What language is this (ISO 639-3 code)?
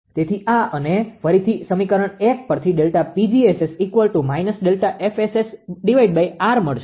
guj